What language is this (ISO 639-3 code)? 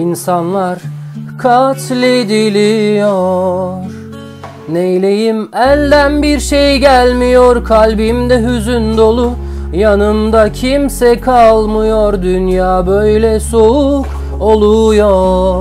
tur